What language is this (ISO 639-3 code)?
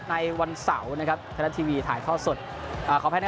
tha